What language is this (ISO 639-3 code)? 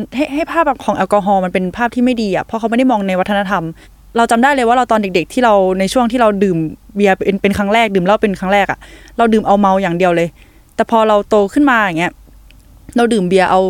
tha